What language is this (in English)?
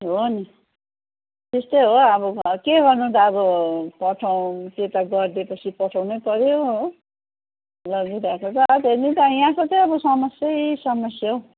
Nepali